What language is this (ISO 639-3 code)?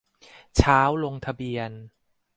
tha